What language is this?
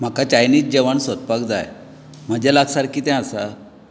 Konkani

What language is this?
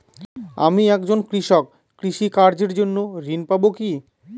Bangla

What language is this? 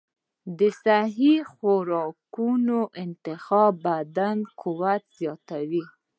Pashto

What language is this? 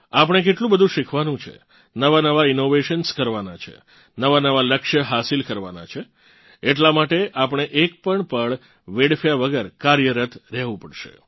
Gujarati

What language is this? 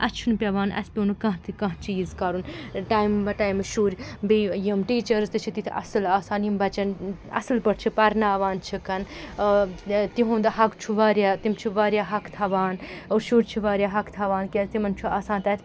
Kashmiri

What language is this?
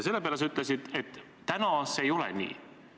Estonian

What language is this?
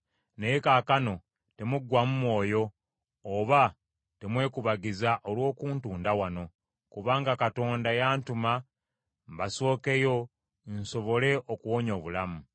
Ganda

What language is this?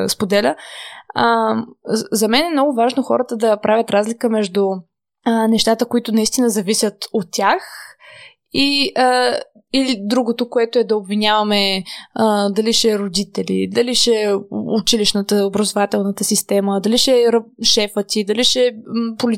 Bulgarian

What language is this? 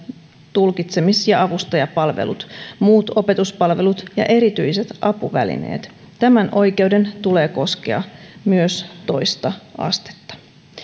Finnish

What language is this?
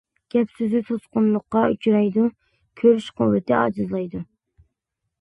Uyghur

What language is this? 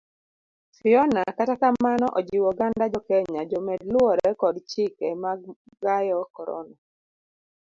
Luo (Kenya and Tanzania)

